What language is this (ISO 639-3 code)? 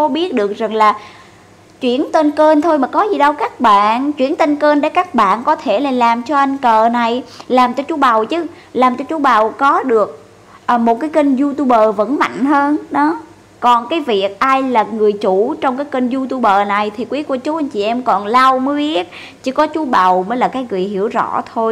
vie